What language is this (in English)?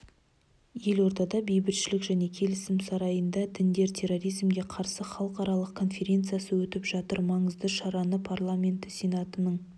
Kazakh